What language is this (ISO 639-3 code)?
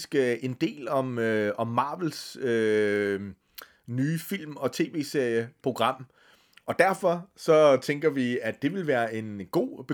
dan